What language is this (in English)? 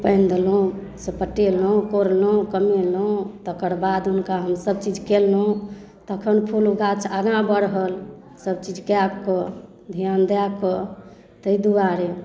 Maithili